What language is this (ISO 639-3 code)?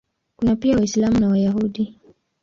swa